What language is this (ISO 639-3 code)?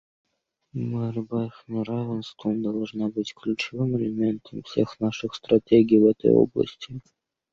rus